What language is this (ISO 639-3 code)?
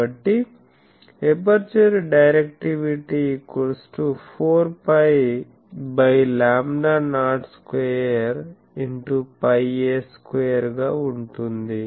tel